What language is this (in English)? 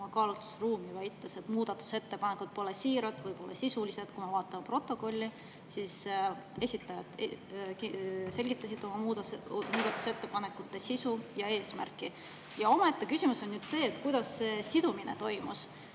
Estonian